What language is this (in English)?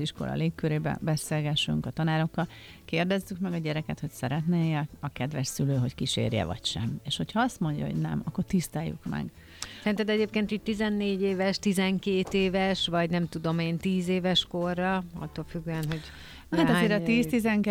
Hungarian